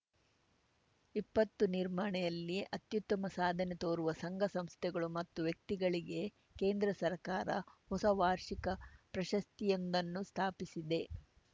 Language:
Kannada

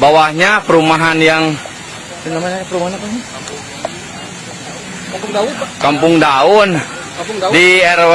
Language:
Indonesian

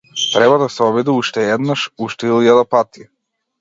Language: Macedonian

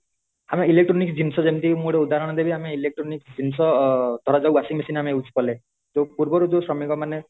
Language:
Odia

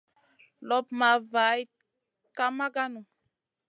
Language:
Masana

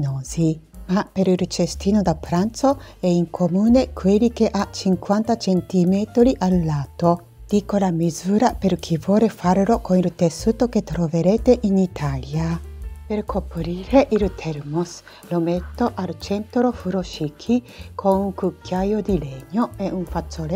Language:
Italian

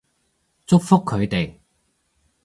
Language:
Cantonese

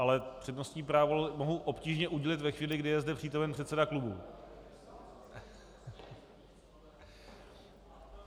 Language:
Czech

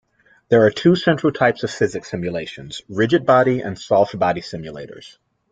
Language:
English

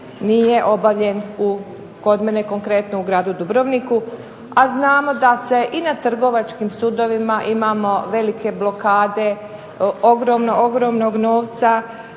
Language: Croatian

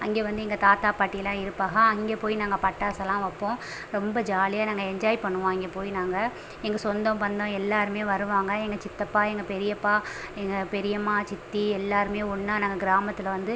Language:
Tamil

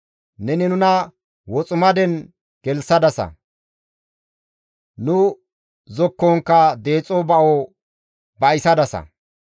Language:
Gamo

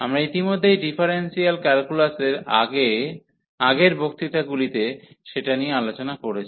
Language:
Bangla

